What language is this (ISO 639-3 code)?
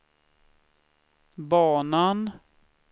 swe